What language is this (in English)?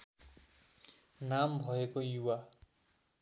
Nepali